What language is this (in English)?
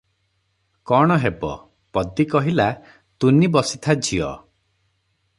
Odia